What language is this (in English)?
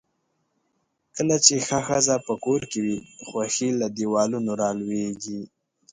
Pashto